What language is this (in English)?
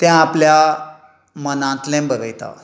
Konkani